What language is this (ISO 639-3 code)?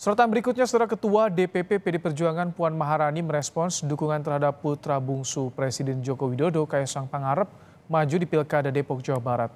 ind